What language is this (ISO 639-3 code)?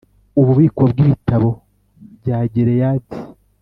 kin